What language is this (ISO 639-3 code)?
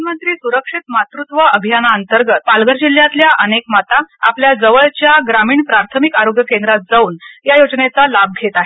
mar